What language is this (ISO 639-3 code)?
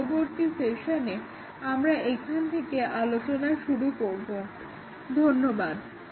ben